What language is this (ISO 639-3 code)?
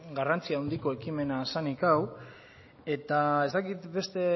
eus